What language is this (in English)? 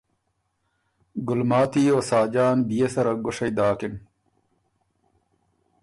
Ormuri